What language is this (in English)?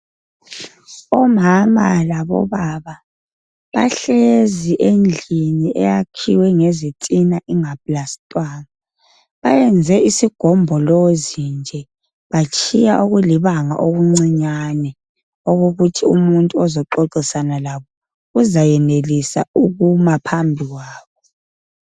North Ndebele